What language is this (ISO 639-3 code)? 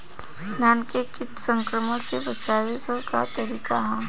bho